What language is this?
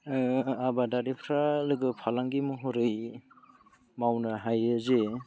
Bodo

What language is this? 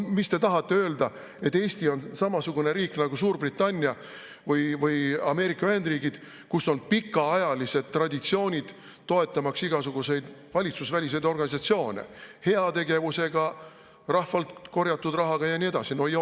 Estonian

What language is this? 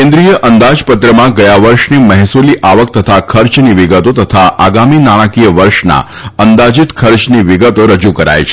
Gujarati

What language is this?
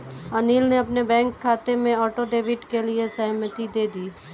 Hindi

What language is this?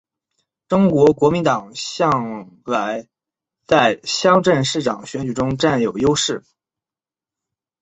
Chinese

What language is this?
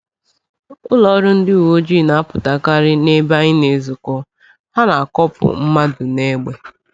Igbo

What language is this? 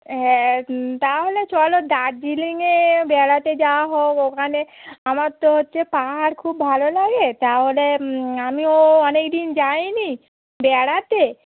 Bangla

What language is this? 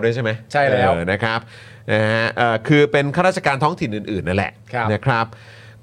Thai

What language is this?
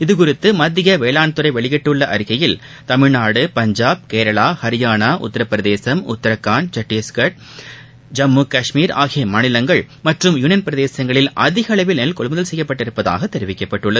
Tamil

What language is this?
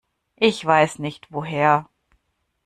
German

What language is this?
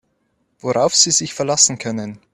German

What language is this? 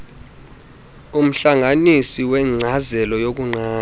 Xhosa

